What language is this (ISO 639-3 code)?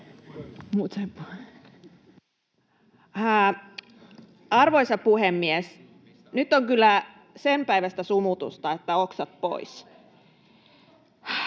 fin